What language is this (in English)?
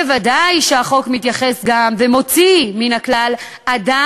Hebrew